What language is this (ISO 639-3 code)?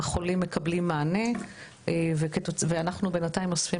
heb